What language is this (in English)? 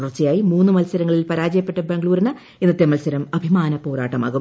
Malayalam